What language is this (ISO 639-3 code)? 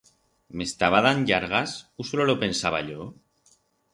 arg